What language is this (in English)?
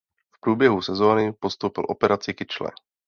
Czech